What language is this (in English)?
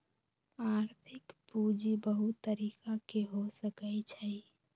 Magahi